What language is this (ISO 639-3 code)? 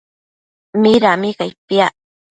mcf